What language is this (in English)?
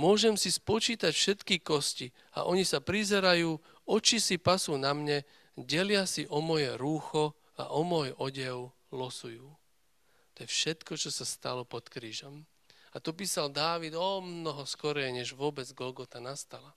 Slovak